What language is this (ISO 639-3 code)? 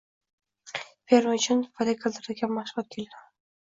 uzb